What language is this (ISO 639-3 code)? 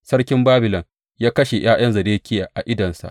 hau